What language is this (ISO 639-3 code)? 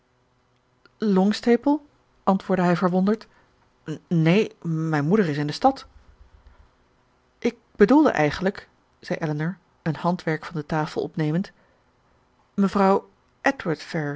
nld